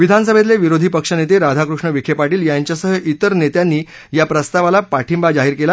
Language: Marathi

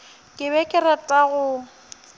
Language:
Northern Sotho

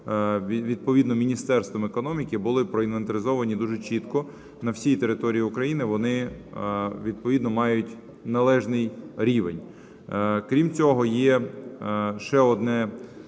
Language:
Ukrainian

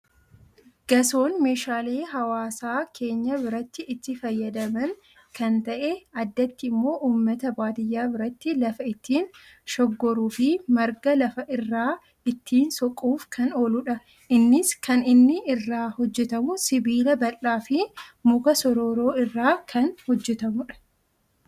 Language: Oromo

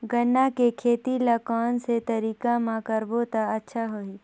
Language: Chhattisgarhi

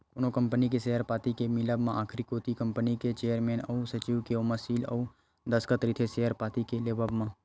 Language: Chhattisgarhi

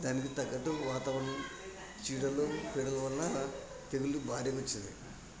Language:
Telugu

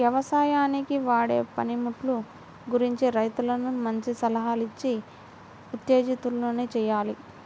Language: Telugu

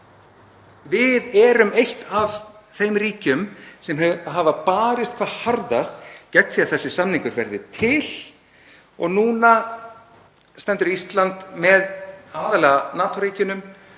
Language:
Icelandic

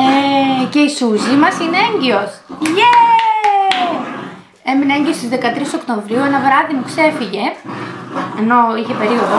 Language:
Greek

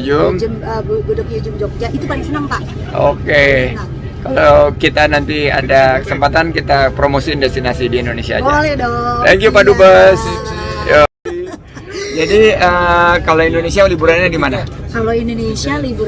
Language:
Indonesian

